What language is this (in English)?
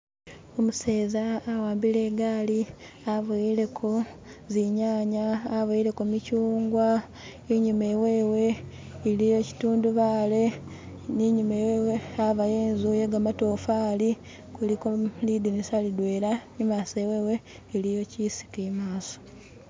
Masaaba